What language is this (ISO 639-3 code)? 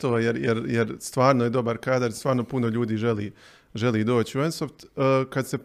hrv